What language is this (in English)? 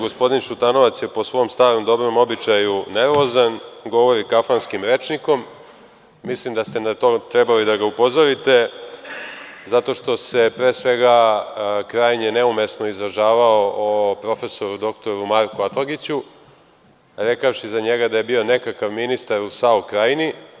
Serbian